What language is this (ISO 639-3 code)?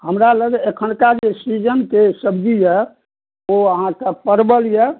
mai